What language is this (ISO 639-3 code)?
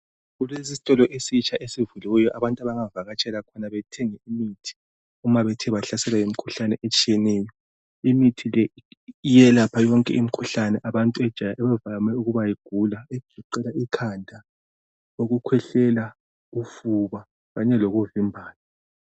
nde